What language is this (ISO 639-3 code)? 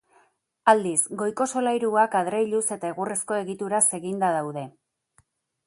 eus